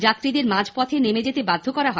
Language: Bangla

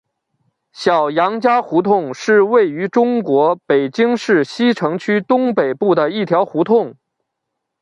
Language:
Chinese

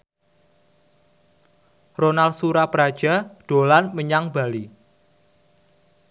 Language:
Javanese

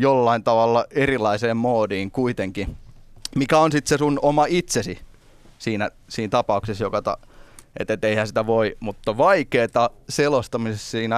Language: Finnish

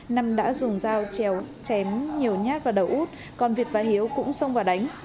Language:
Vietnamese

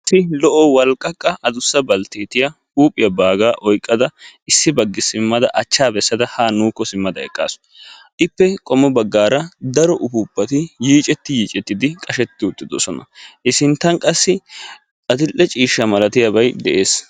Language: Wolaytta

